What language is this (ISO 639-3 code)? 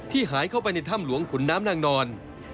tha